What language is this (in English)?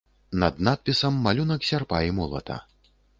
Belarusian